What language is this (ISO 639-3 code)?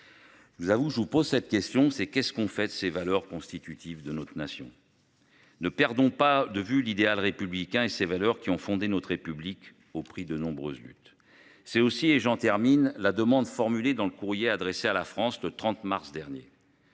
fra